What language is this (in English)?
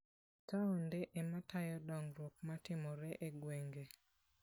Luo (Kenya and Tanzania)